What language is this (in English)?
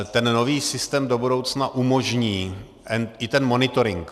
Czech